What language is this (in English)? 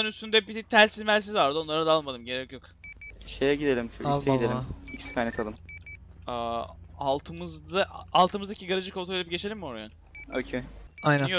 Turkish